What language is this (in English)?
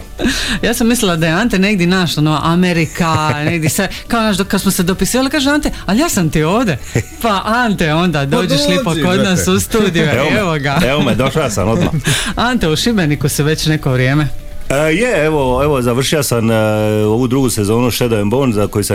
Croatian